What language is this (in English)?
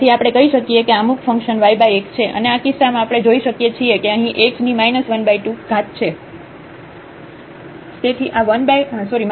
Gujarati